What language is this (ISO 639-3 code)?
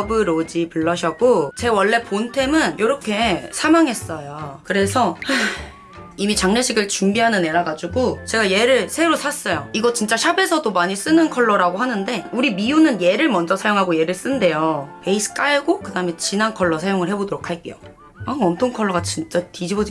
kor